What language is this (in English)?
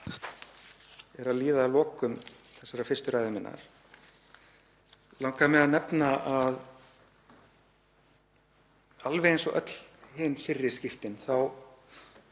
Icelandic